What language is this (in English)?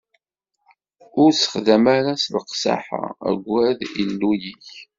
Kabyle